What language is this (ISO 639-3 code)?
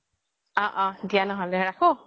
asm